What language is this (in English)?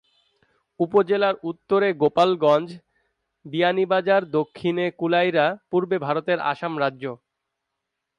Bangla